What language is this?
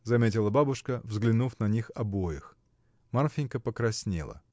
Russian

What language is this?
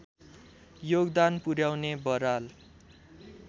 Nepali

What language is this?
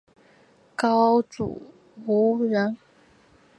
Chinese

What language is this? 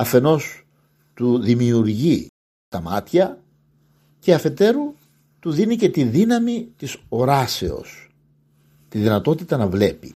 Greek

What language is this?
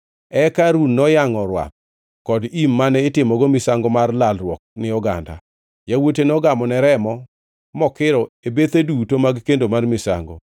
Luo (Kenya and Tanzania)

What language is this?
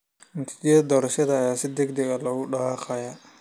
Somali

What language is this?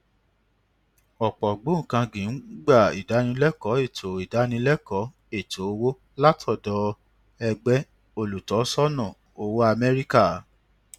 Yoruba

